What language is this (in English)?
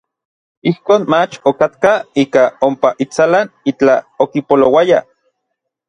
Orizaba Nahuatl